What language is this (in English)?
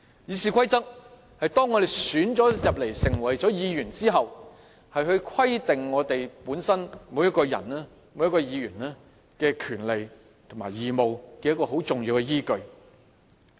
Cantonese